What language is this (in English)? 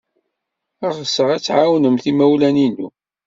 Kabyle